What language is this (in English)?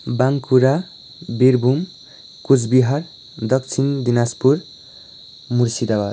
Nepali